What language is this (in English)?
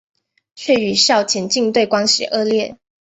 Chinese